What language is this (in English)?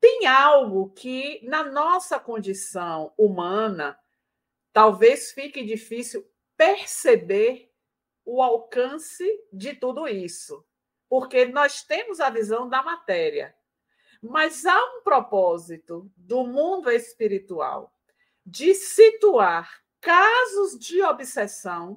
Portuguese